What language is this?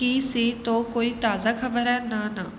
Punjabi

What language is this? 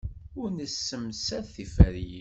Kabyle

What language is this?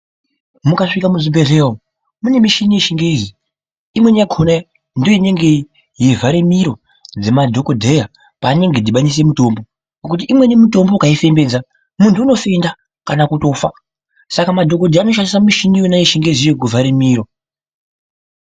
Ndau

